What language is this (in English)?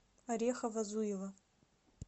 Russian